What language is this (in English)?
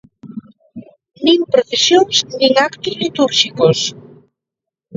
Galician